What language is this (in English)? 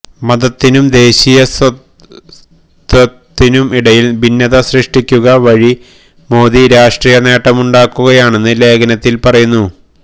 Malayalam